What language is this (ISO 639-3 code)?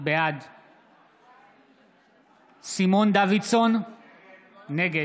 heb